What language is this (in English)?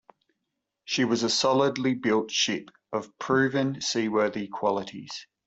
English